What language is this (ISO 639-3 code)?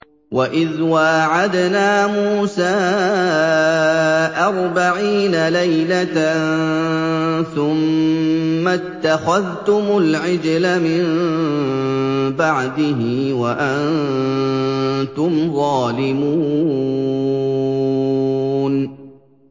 ara